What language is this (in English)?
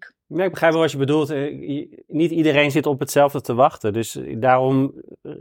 Dutch